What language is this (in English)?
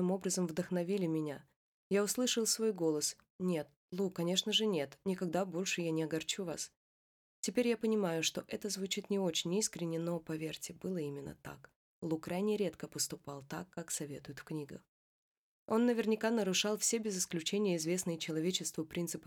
Russian